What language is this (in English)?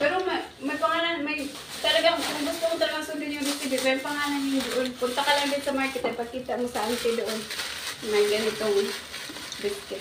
Filipino